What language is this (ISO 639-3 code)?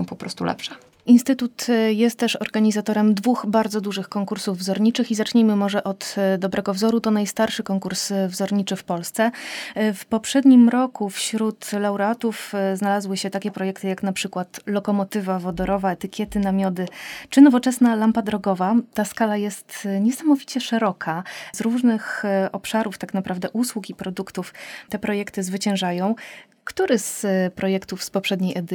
pol